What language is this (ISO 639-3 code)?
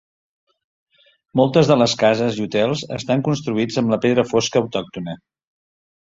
cat